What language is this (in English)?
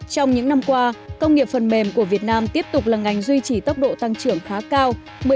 Vietnamese